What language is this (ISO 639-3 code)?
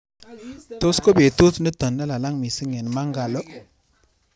kln